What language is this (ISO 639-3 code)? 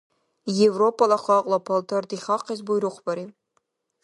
dar